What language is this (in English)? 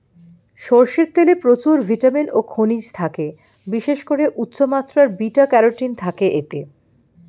Bangla